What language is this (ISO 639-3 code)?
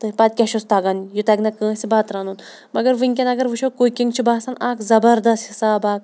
kas